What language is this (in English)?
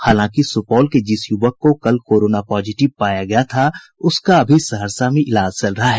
Hindi